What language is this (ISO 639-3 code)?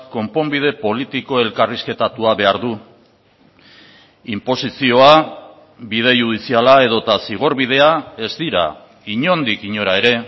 eus